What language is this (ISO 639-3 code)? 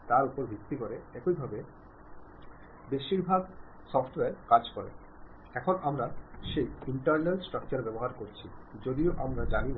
mal